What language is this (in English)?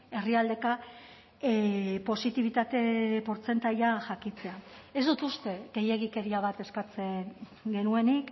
Basque